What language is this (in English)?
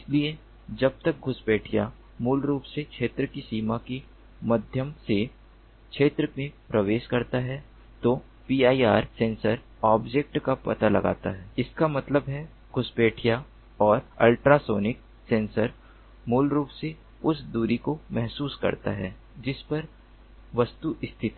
Hindi